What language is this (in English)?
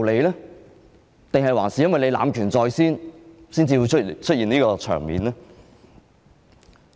Cantonese